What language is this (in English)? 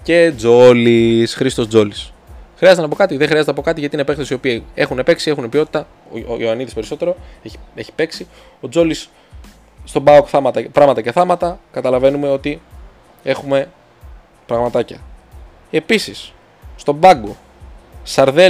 Greek